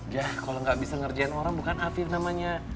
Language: Indonesian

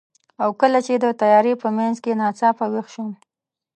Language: Pashto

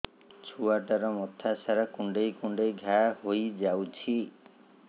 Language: Odia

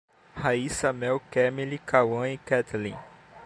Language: Portuguese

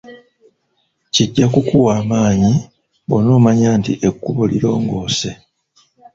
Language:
Ganda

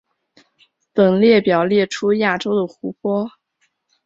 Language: Chinese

